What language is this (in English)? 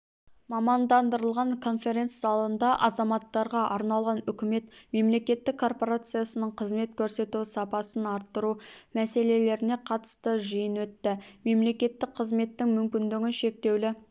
Kazakh